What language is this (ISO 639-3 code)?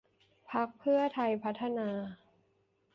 tha